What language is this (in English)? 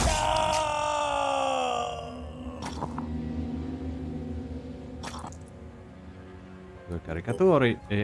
Italian